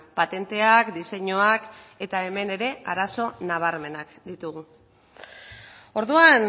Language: Basque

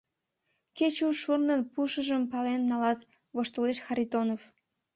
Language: Mari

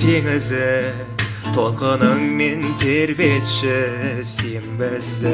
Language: Kazakh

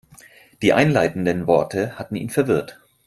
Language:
German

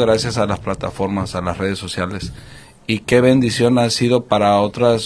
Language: Spanish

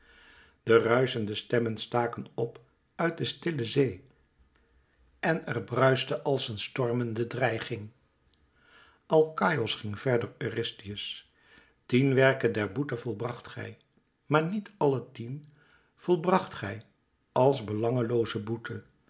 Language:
Dutch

